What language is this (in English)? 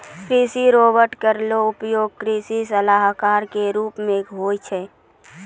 Maithili